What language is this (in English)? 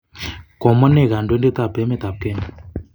Kalenjin